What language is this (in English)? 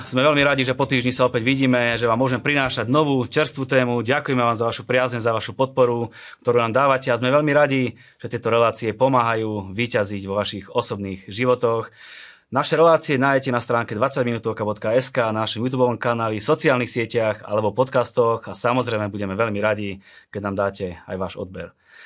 Slovak